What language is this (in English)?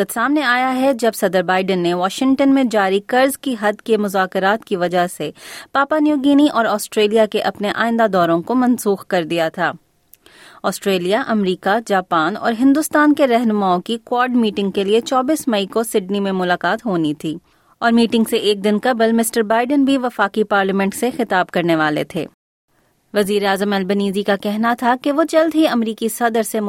Urdu